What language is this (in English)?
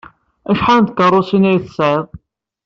Kabyle